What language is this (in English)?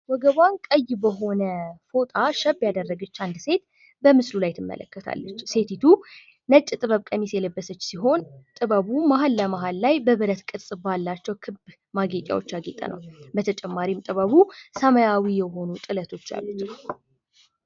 Amharic